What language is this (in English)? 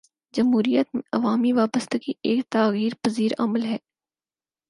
Urdu